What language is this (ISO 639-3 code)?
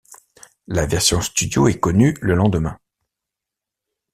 fra